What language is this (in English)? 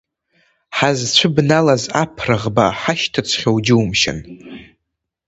Abkhazian